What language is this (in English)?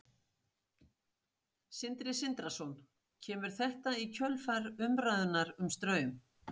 Icelandic